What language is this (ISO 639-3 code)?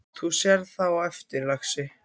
isl